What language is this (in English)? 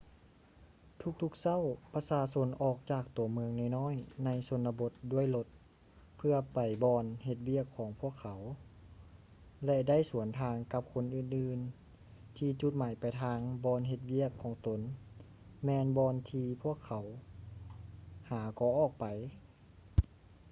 Lao